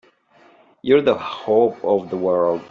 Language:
English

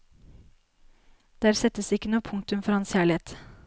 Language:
Norwegian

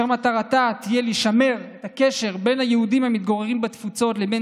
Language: Hebrew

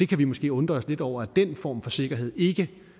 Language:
Danish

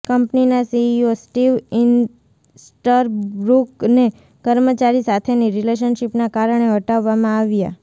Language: Gujarati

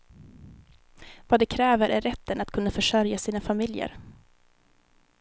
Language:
Swedish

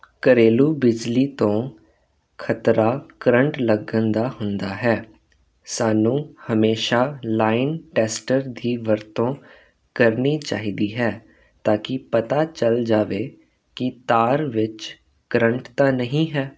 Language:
Punjabi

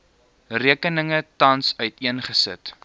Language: Afrikaans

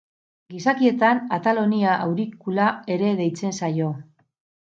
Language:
Basque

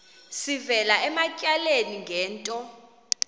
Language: Xhosa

